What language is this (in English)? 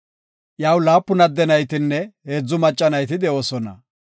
Gofa